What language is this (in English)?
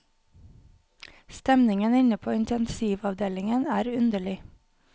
Norwegian